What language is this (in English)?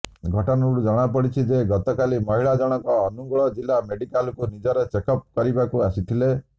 Odia